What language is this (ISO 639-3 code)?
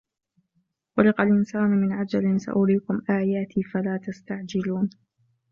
ara